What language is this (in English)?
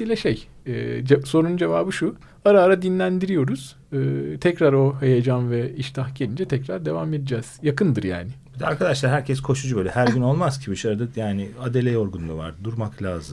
Turkish